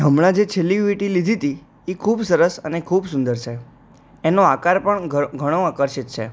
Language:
Gujarati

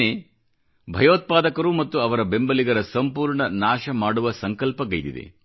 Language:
Kannada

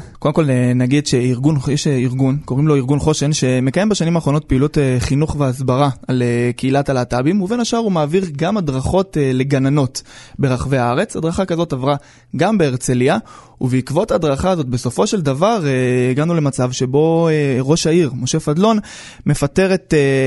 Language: Hebrew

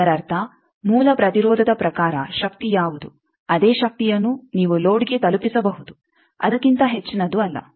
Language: Kannada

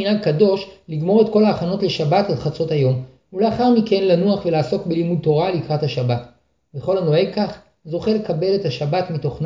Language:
Hebrew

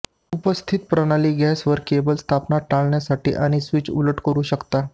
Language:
Marathi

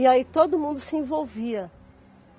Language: Portuguese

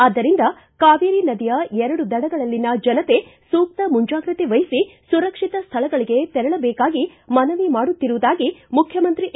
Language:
Kannada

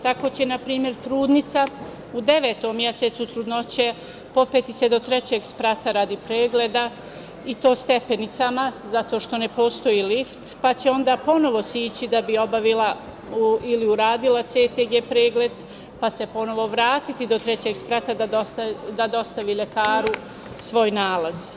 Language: Serbian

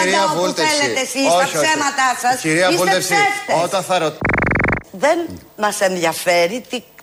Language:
Greek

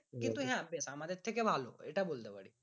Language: Bangla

